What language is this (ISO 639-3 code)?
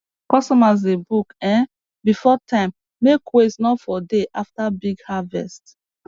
pcm